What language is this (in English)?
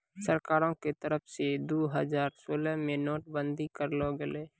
Maithili